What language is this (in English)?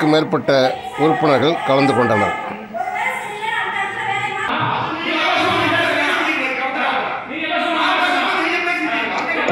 Arabic